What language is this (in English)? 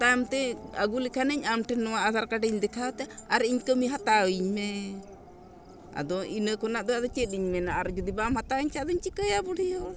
Santali